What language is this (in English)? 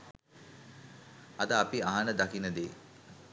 Sinhala